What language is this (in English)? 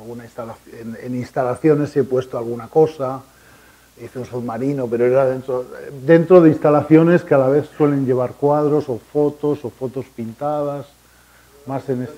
Spanish